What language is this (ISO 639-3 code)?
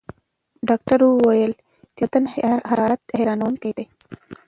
pus